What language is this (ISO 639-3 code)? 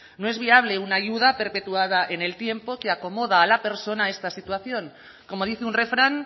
spa